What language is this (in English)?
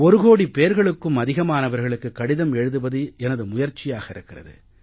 Tamil